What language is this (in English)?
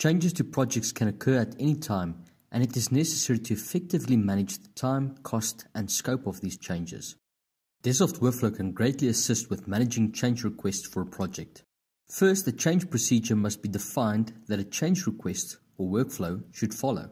English